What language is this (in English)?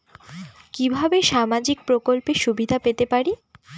Bangla